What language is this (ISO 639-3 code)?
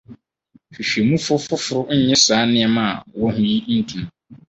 aka